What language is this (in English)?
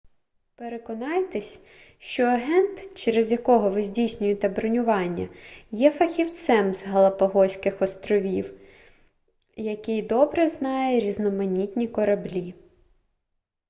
Ukrainian